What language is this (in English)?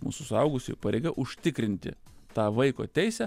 Lithuanian